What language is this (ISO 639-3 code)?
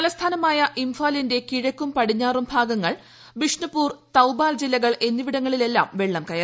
mal